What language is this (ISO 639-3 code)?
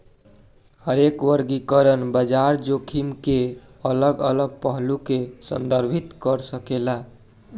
bho